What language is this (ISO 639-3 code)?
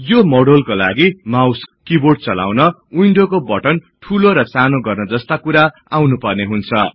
nep